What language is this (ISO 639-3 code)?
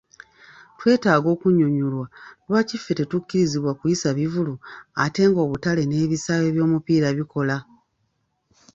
lug